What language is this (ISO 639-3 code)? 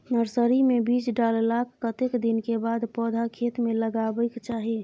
mai